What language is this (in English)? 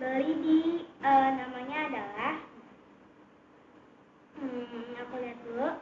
Indonesian